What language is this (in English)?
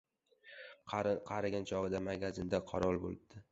Uzbek